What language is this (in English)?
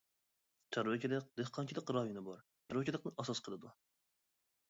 Uyghur